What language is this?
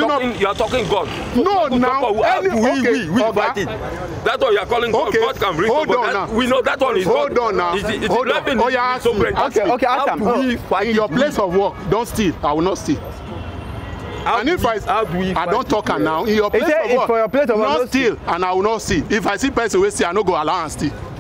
English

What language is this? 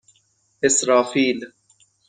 Persian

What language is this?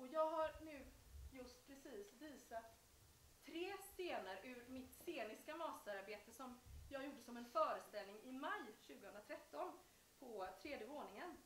Swedish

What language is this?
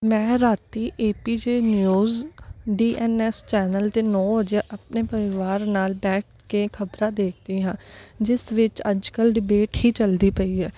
Punjabi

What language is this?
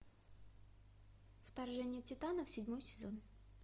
Russian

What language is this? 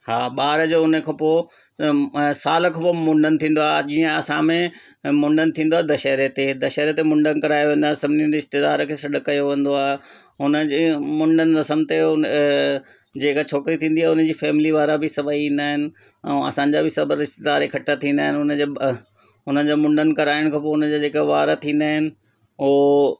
Sindhi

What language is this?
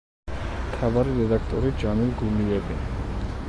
Georgian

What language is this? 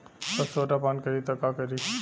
Bhojpuri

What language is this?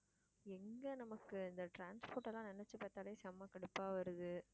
Tamil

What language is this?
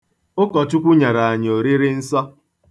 Igbo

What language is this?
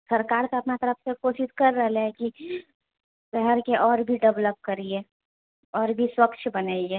Maithili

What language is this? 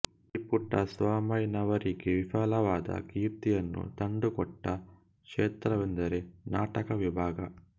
Kannada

